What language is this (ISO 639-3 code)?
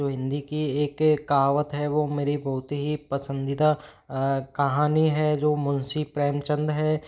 hin